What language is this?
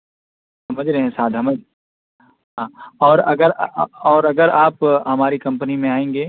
Urdu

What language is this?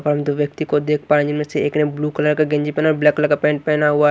Hindi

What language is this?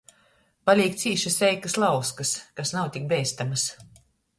Latgalian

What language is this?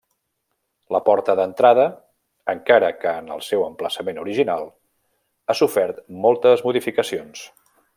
Catalan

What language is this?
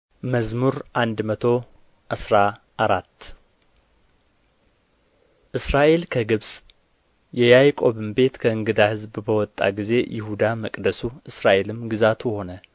Amharic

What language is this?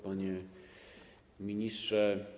Polish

